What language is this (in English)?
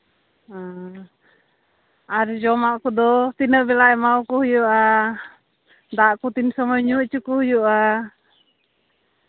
Santali